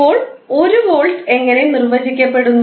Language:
Malayalam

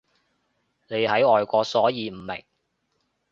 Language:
Cantonese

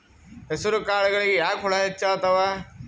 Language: Kannada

